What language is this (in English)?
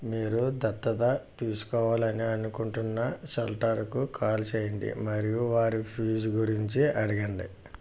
Telugu